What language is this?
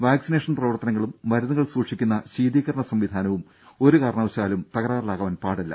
Malayalam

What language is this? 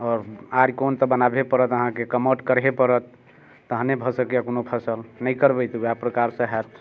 Maithili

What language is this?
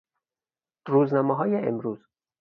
Persian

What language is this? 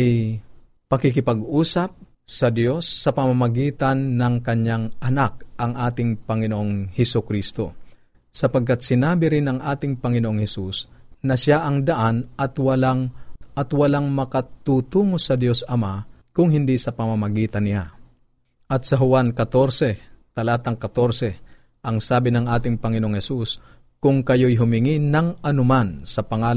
Filipino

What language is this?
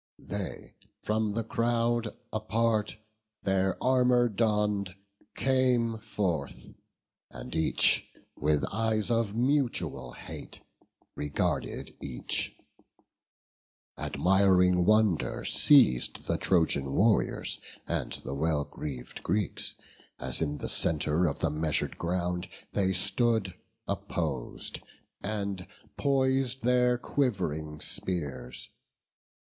English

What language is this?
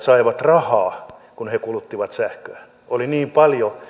Finnish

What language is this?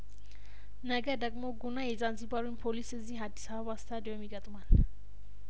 Amharic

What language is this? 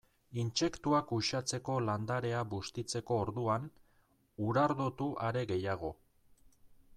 Basque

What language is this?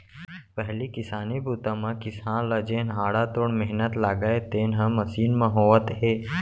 Chhattisgarhi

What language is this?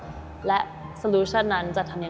Thai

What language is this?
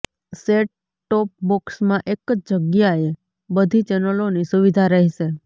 Gujarati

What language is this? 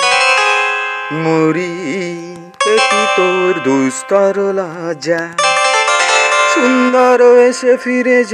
Bangla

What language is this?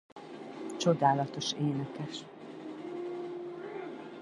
Hungarian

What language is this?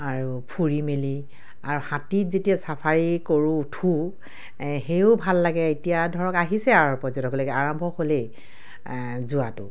Assamese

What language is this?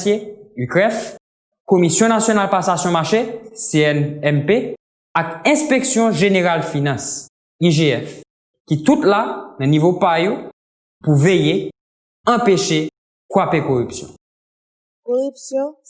Haitian Creole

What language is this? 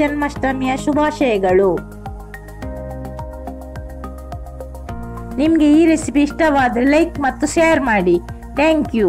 Turkish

